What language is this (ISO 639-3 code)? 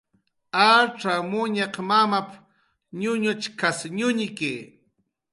jqr